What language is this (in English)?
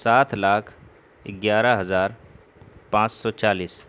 Urdu